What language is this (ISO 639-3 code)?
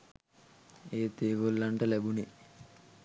sin